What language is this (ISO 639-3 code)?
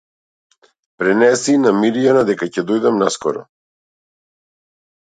mkd